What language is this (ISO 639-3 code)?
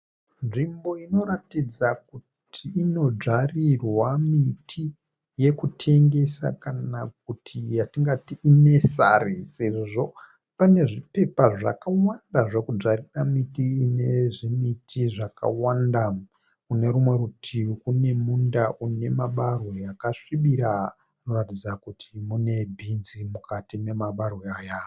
sna